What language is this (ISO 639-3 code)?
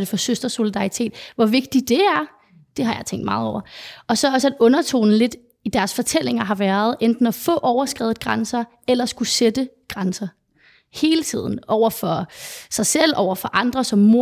dan